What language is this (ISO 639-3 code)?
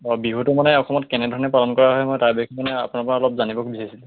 asm